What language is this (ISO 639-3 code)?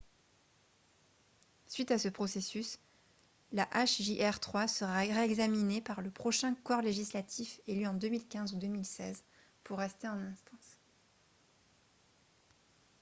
fra